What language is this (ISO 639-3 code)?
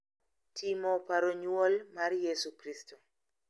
luo